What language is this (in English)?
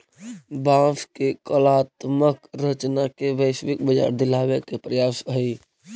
Magahi